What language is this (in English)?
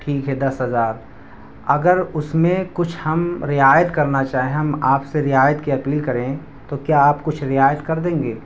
Urdu